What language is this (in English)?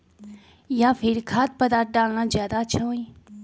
Magahi